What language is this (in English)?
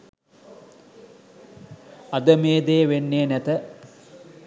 Sinhala